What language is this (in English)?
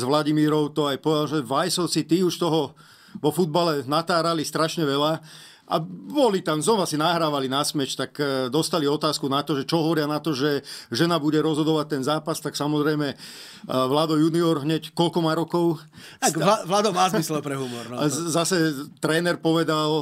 Slovak